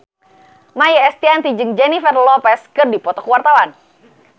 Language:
Sundanese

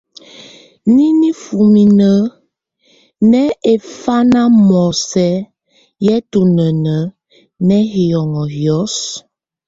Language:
Tunen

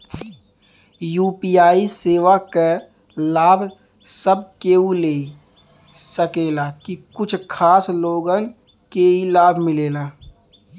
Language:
Bhojpuri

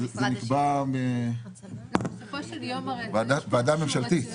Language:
Hebrew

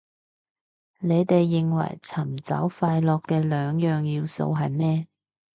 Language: Cantonese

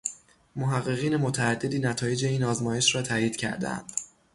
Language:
Persian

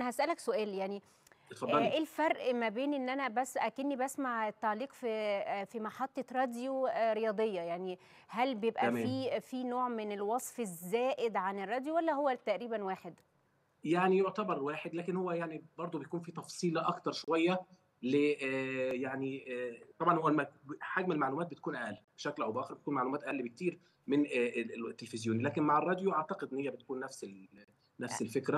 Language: Arabic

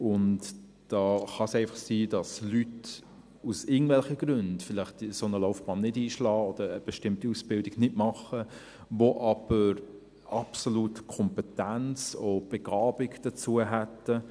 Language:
Swiss German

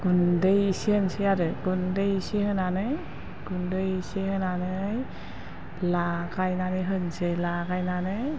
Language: Bodo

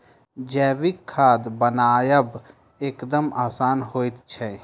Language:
Maithili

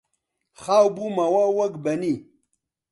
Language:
Central Kurdish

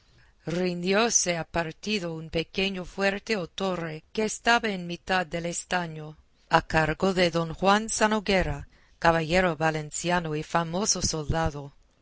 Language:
Spanish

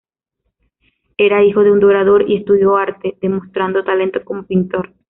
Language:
Spanish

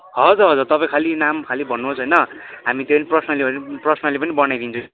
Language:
Nepali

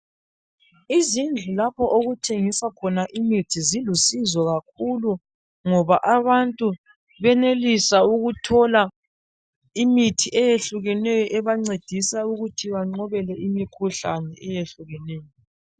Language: North Ndebele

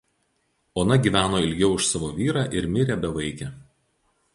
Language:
Lithuanian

